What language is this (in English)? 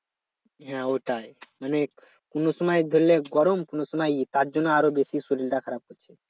Bangla